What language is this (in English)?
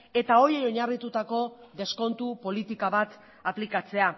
Basque